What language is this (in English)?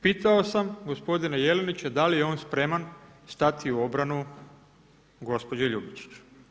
Croatian